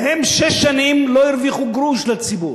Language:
Hebrew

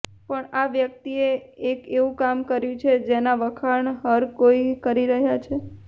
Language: Gujarati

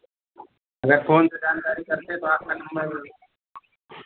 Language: Hindi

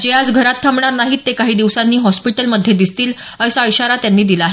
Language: Marathi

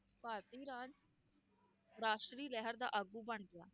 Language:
Punjabi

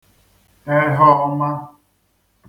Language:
Igbo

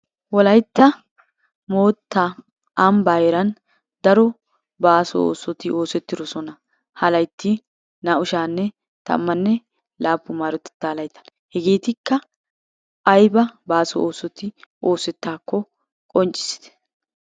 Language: Wolaytta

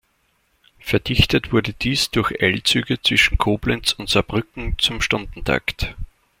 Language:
German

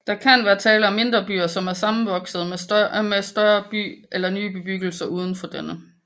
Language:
Danish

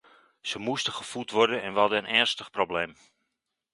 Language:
Dutch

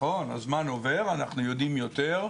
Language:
Hebrew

